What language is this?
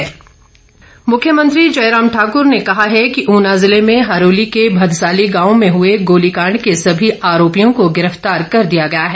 Hindi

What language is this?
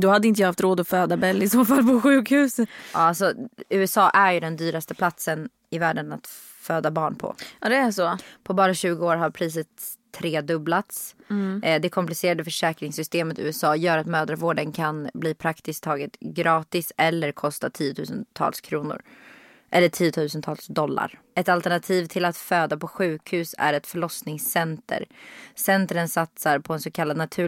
Swedish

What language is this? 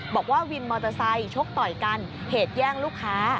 Thai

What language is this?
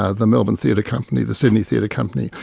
English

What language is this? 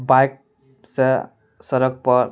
Maithili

